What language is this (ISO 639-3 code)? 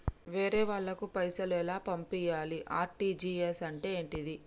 tel